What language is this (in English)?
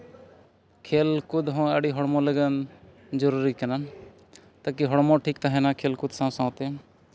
Santali